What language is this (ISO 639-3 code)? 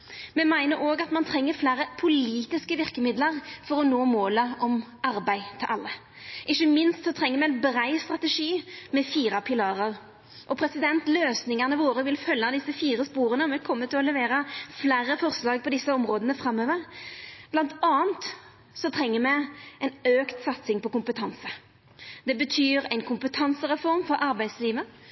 nno